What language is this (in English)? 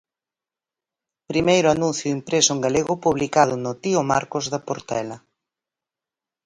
Galician